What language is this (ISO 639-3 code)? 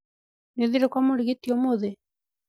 kik